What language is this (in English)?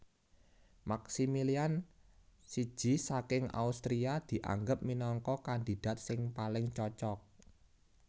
Javanese